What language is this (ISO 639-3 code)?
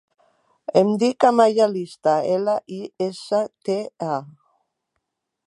cat